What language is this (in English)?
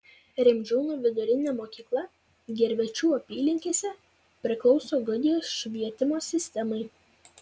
Lithuanian